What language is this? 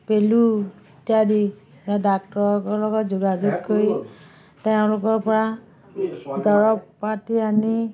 Assamese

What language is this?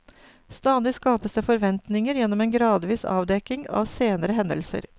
Norwegian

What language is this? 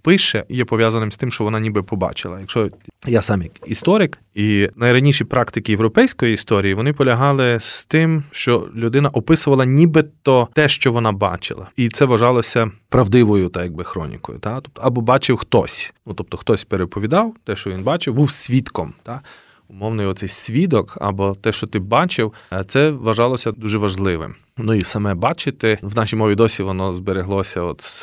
Ukrainian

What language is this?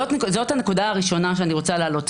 Hebrew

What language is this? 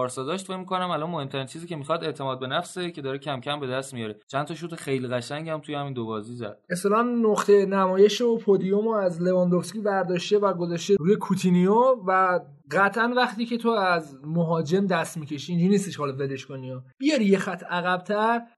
Persian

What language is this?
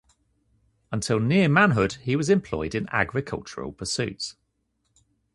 English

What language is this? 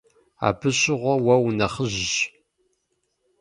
Kabardian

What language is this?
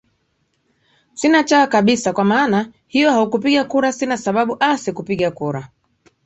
Swahili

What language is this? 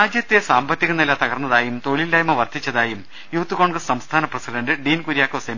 Malayalam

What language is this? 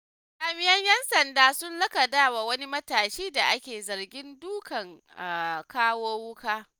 Hausa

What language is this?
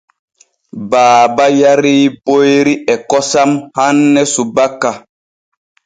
Borgu Fulfulde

